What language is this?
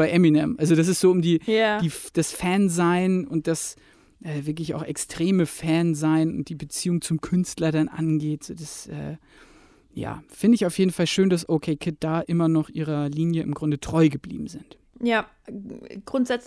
German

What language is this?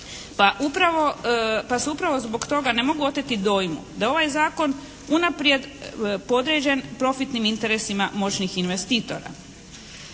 Croatian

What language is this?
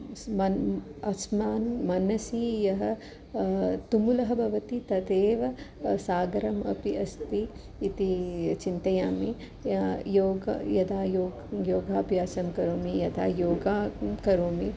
Sanskrit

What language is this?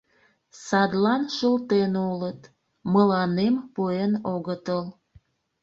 Mari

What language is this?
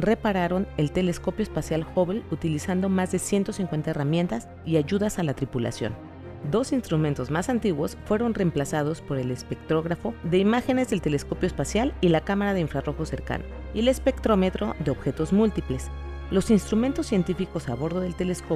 Spanish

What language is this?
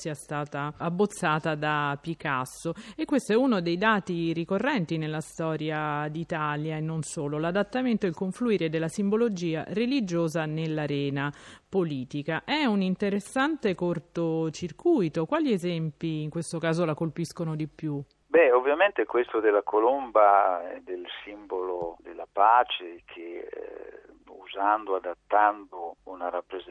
Italian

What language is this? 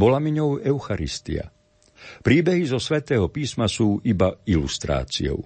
Slovak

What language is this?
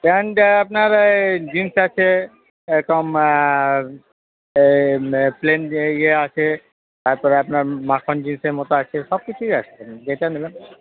Bangla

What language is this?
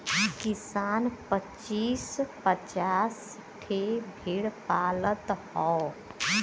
Bhojpuri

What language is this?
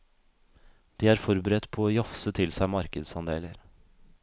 Norwegian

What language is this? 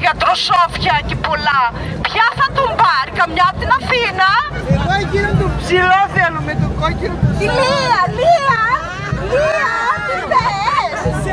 Greek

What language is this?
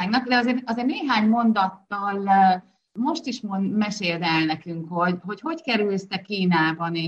Hungarian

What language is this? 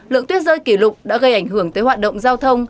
Vietnamese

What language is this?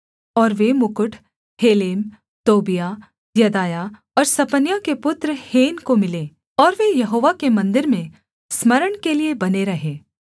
Hindi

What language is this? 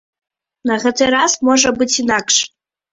Belarusian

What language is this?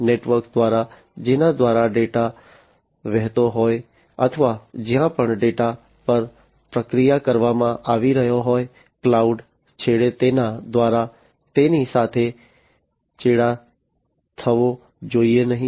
Gujarati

